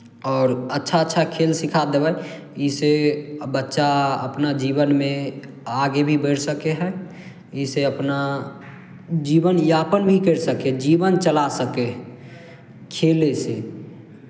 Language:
Maithili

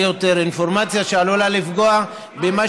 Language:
Hebrew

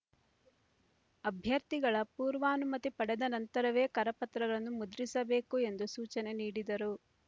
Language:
Kannada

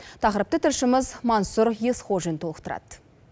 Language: Kazakh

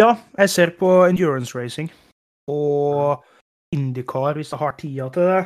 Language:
Danish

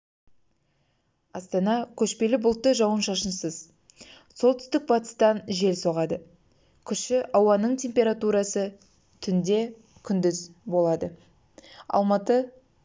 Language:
Kazakh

